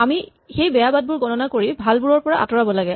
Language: Assamese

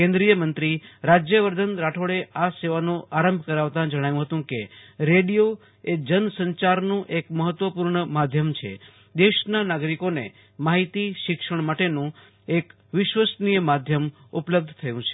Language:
Gujarati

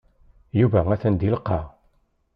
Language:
Kabyle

